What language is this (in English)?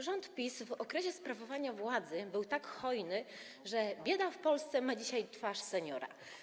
Polish